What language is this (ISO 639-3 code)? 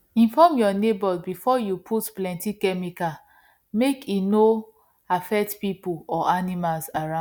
pcm